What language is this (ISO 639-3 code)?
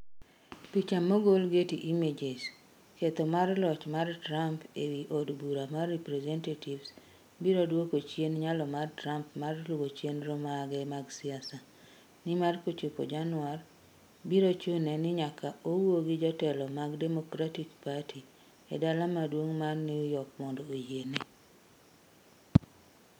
luo